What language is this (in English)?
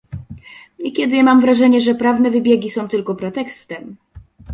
Polish